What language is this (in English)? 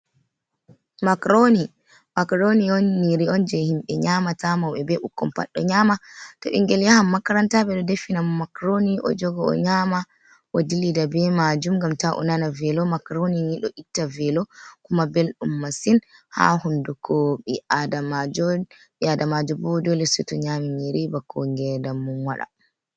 Fula